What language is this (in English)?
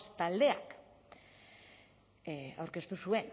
Basque